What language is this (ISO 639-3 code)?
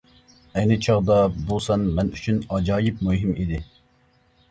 uig